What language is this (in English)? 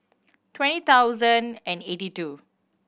English